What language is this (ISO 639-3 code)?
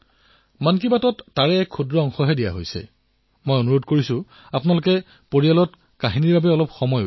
asm